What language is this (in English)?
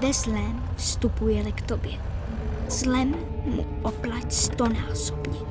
Czech